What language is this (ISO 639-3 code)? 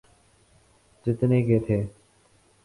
urd